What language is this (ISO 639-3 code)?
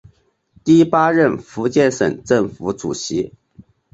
zho